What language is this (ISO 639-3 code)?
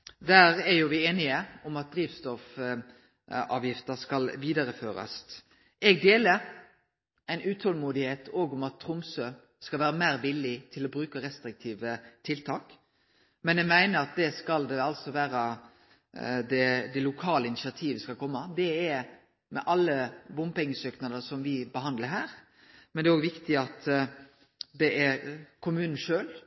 nno